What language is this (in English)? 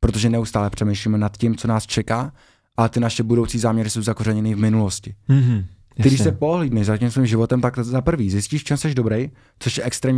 Czech